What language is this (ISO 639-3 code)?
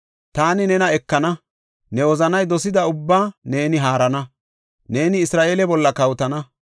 gof